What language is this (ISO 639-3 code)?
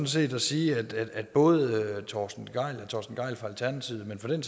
dan